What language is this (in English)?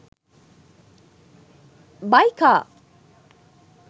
Sinhala